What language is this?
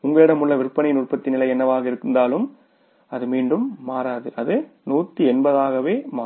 Tamil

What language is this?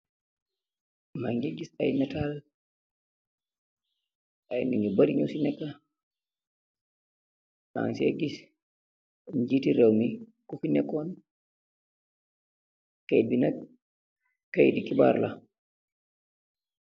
Wolof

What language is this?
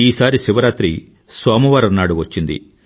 Telugu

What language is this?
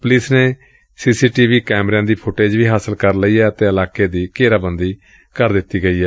Punjabi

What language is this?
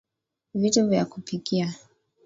Swahili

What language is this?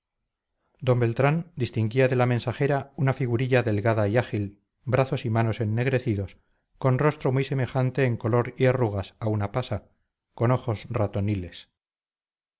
Spanish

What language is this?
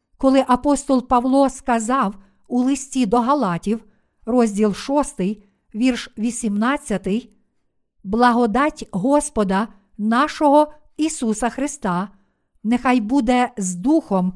Ukrainian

